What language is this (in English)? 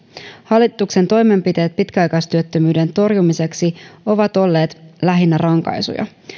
Finnish